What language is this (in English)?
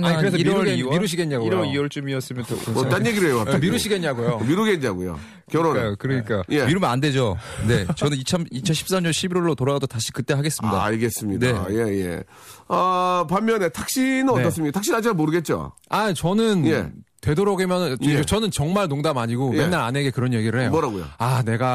Korean